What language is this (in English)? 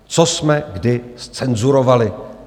Czech